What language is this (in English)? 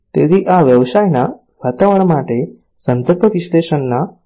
Gujarati